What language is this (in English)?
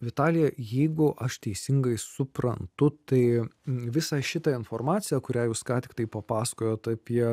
Lithuanian